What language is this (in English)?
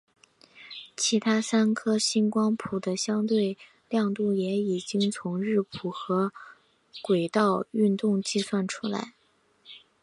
Chinese